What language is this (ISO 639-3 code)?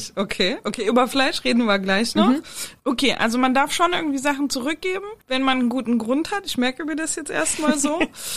deu